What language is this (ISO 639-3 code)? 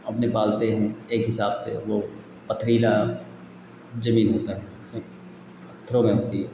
hin